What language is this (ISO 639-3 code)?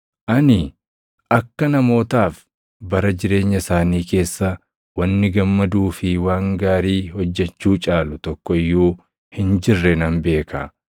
orm